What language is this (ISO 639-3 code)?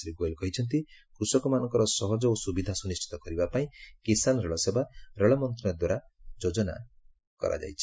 ori